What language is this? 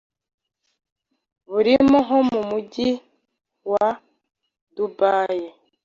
Kinyarwanda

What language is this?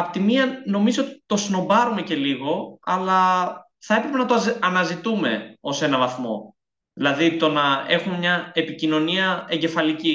Greek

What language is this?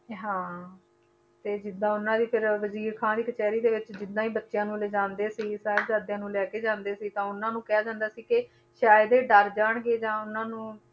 Punjabi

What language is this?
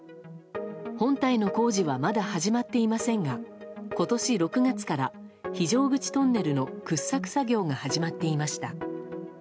Japanese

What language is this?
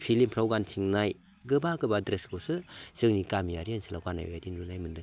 Bodo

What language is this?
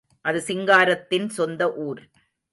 Tamil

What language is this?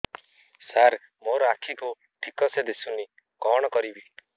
Odia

